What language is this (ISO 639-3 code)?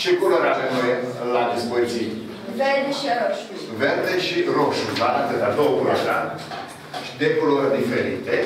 ron